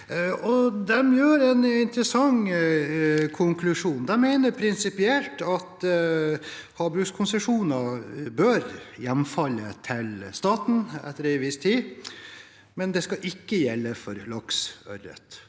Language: Norwegian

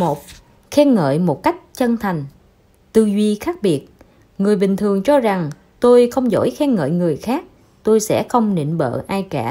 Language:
Vietnamese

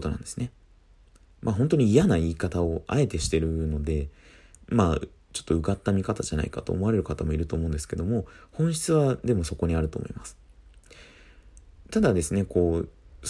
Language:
Japanese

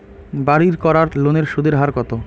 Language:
Bangla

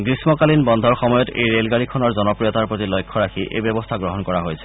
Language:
Assamese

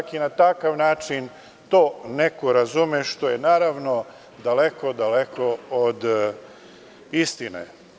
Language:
Serbian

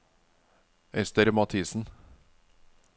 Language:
Norwegian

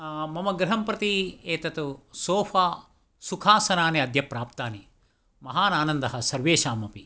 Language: Sanskrit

